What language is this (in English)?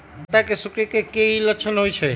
Magahi